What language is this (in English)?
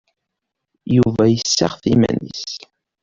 Kabyle